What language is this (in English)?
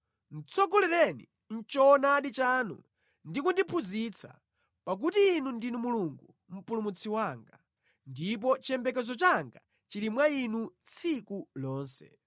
Nyanja